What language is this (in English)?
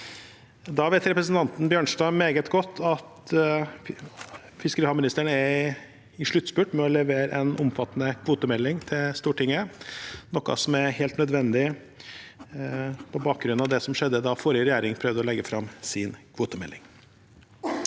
Norwegian